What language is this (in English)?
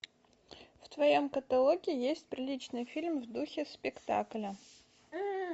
Russian